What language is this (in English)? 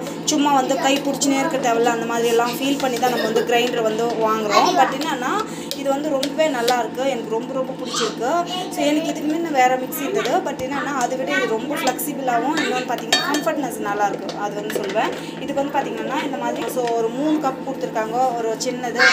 Romanian